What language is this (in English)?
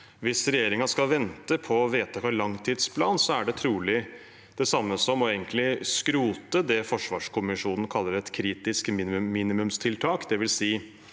Norwegian